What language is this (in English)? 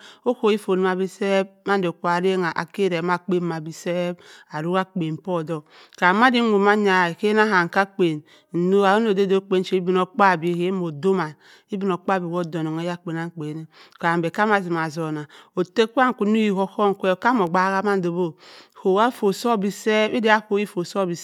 Cross River Mbembe